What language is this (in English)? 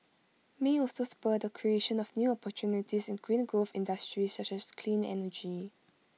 English